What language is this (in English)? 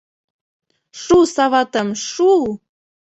Mari